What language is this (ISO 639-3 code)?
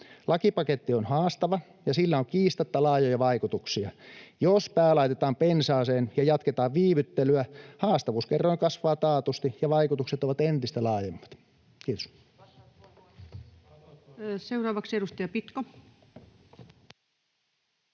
fin